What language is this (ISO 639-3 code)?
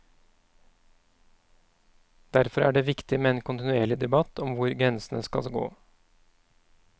nor